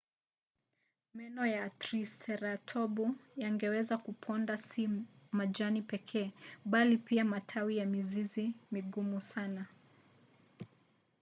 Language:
Swahili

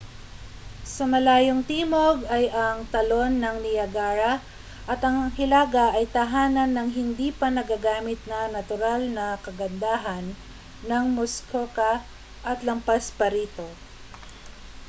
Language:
Filipino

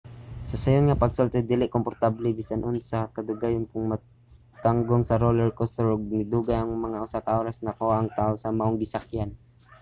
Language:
Cebuano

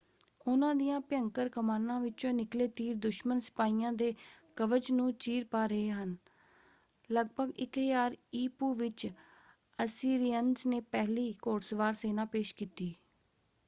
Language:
Punjabi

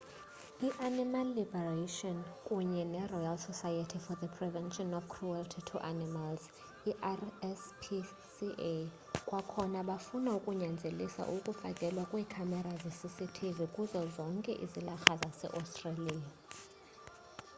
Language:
Xhosa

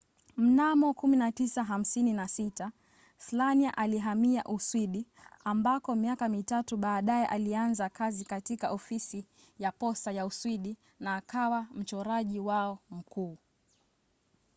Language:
Swahili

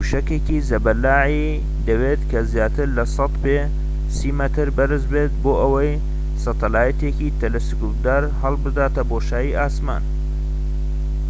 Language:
Central Kurdish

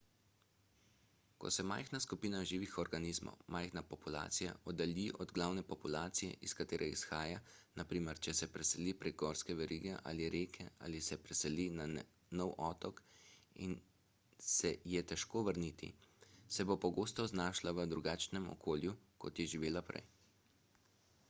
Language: Slovenian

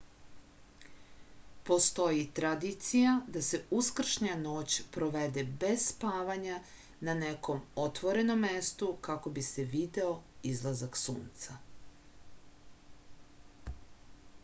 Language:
Serbian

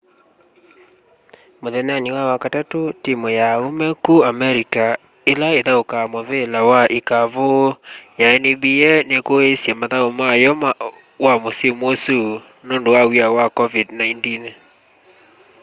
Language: Kamba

